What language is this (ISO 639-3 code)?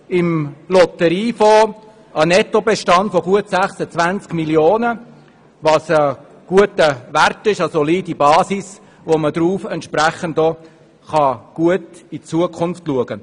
gsw